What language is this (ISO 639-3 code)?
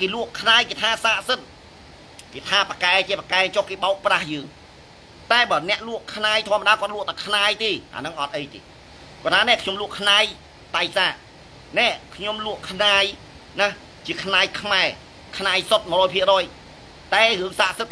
tha